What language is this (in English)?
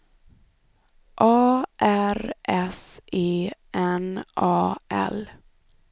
Swedish